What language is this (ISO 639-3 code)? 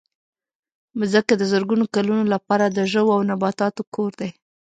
pus